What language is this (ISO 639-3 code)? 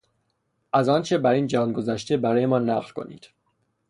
fas